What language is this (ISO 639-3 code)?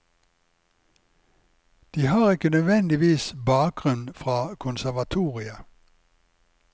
nor